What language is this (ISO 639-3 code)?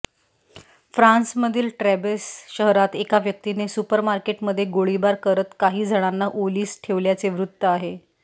mar